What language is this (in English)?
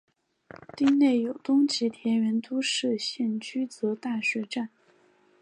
Chinese